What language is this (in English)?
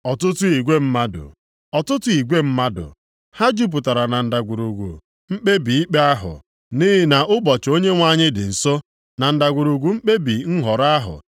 Igbo